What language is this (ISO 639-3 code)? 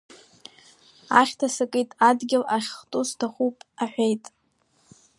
abk